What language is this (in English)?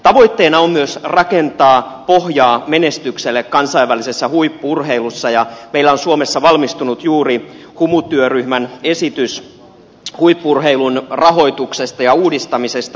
Finnish